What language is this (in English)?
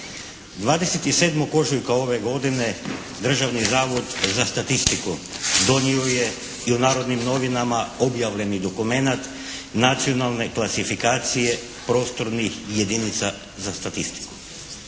Croatian